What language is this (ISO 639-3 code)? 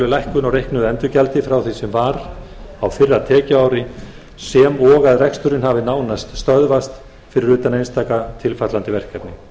isl